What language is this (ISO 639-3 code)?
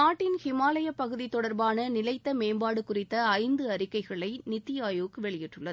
tam